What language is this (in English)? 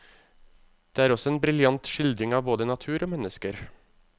Norwegian